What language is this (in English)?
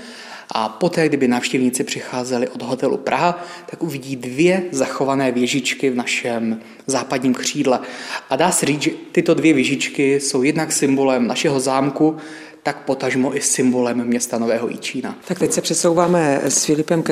Czech